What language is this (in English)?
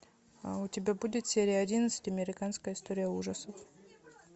Russian